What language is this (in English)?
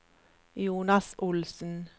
Norwegian